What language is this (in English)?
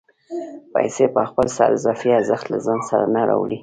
Pashto